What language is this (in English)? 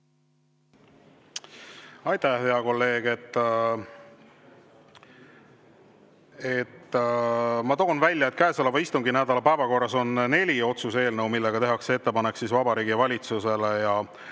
Estonian